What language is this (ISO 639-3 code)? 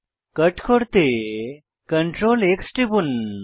ben